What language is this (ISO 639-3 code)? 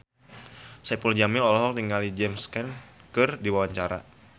sun